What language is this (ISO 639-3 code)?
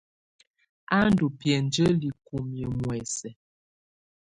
tvu